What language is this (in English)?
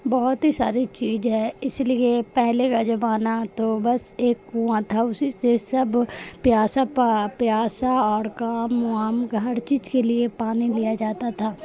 Urdu